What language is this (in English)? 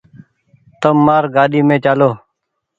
Goaria